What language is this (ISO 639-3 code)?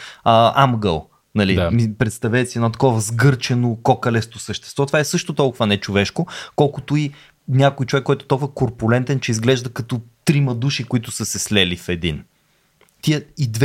bul